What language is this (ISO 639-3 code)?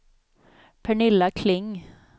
swe